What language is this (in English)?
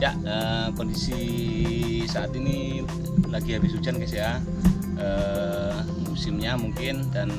Indonesian